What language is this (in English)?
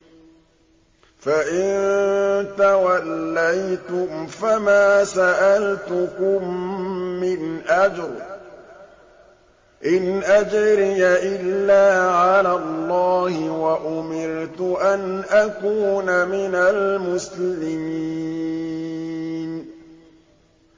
Arabic